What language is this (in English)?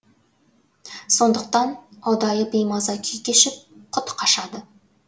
Kazakh